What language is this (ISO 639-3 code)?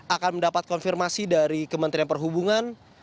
ind